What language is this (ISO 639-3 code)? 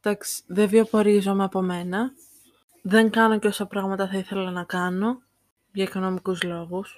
ell